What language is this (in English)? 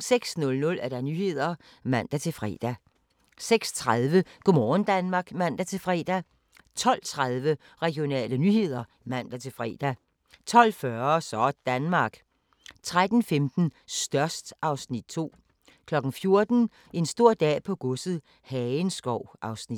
Danish